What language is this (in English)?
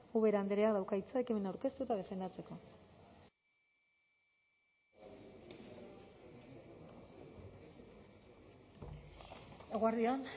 Basque